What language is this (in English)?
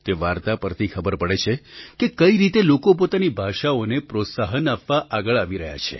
Gujarati